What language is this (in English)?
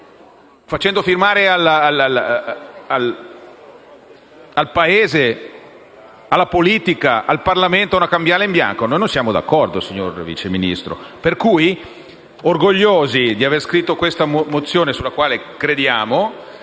Italian